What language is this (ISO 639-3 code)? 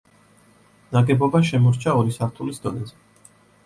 kat